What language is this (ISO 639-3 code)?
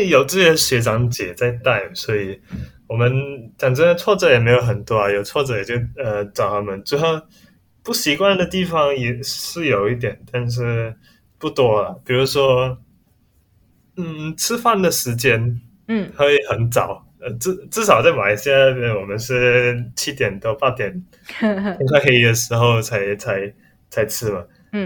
zho